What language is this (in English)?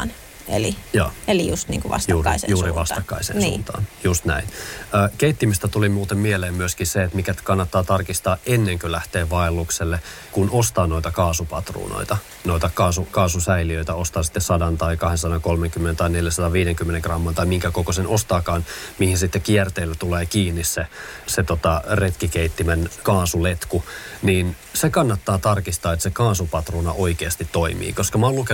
Finnish